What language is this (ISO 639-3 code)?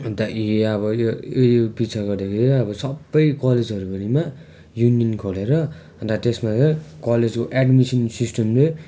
nep